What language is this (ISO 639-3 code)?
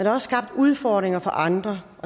dan